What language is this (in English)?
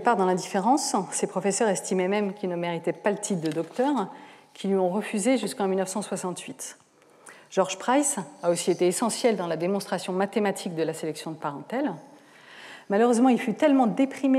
French